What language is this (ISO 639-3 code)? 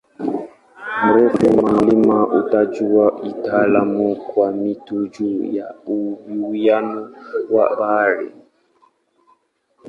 swa